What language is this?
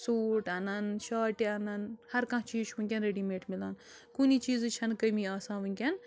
Kashmiri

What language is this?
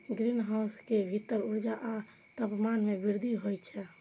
Maithili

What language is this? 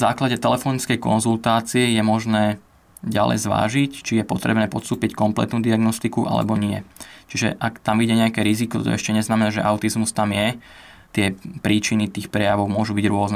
Slovak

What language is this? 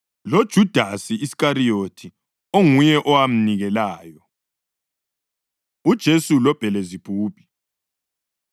North Ndebele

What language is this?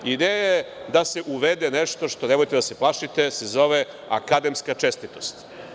Serbian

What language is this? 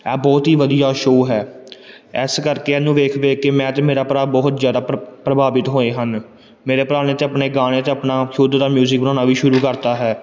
Punjabi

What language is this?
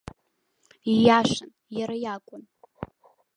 Abkhazian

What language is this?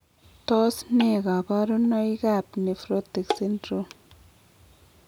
Kalenjin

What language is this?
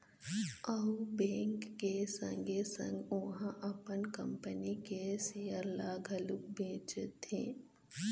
Chhattisgarhi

